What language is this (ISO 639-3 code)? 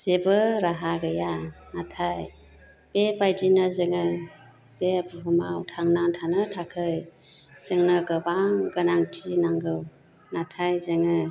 brx